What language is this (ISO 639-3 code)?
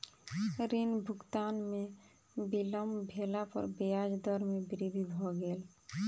mai